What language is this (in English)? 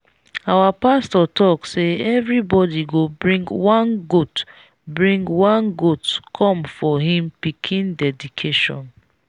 Nigerian Pidgin